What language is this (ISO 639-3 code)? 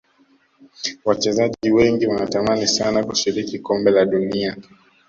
swa